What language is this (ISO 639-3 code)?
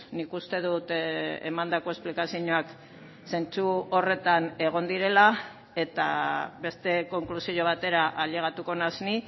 eus